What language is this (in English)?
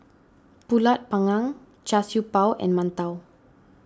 English